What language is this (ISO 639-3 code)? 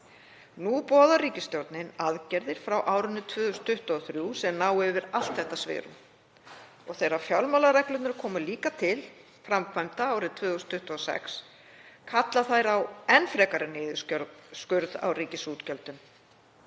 isl